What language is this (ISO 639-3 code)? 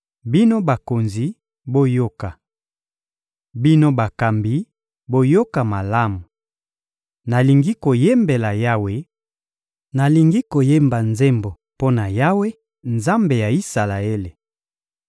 lin